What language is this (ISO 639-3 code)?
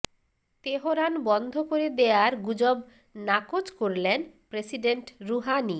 ben